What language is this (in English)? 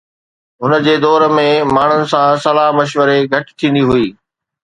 Sindhi